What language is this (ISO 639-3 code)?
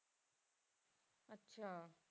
pan